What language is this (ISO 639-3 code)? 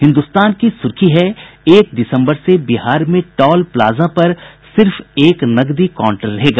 hin